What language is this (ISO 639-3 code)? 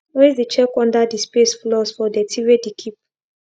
pcm